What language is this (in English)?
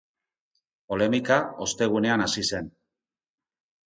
Basque